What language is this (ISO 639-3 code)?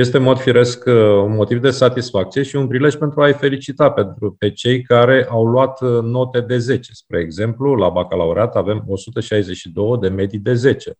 ron